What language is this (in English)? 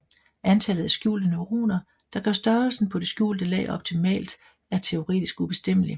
Danish